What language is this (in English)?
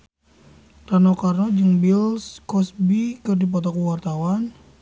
Sundanese